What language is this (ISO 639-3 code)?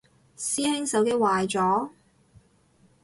yue